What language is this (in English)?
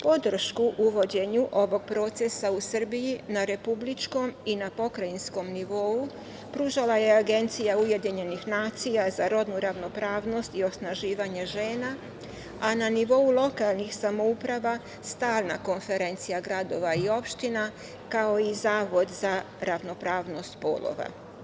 Serbian